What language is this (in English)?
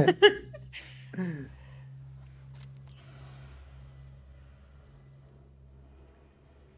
Greek